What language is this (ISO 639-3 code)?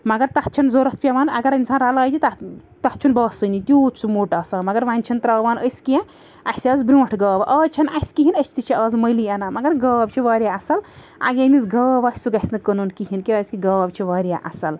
kas